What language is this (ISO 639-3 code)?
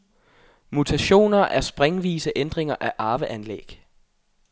dan